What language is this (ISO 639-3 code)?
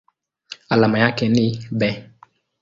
swa